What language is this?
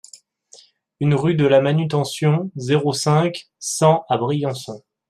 French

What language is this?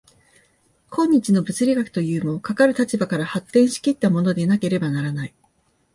Japanese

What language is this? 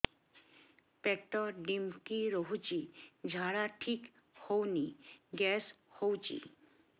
Odia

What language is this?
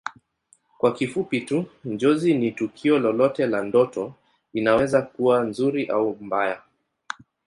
Swahili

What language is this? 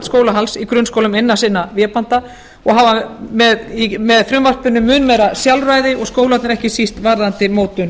Icelandic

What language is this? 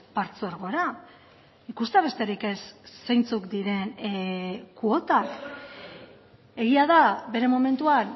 Basque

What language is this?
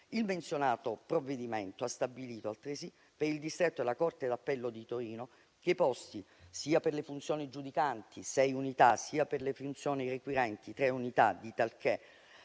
Italian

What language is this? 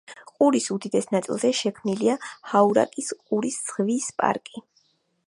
Georgian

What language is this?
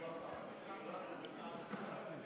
Hebrew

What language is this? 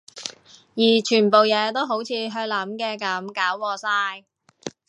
Cantonese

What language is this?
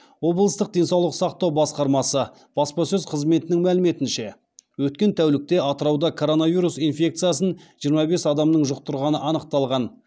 Kazakh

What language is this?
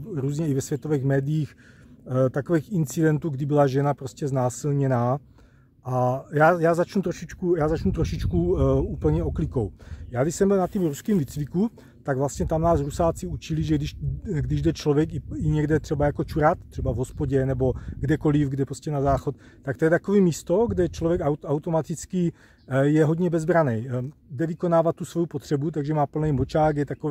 Czech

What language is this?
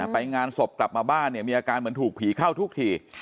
Thai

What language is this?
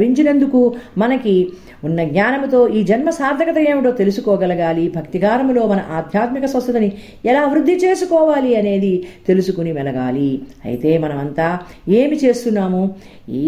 Telugu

